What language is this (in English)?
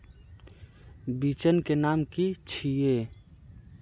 Magahi